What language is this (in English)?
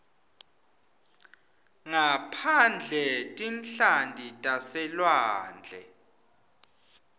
Swati